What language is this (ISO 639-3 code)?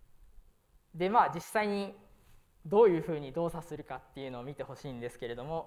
jpn